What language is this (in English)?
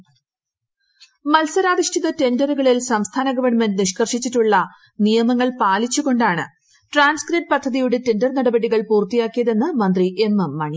Malayalam